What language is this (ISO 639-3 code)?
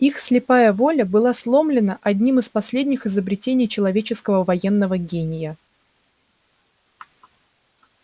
rus